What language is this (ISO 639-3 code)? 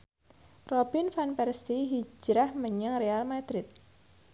jav